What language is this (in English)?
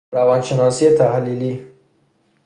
Persian